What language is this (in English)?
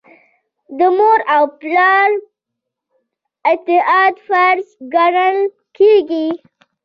Pashto